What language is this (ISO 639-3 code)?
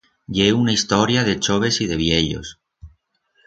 arg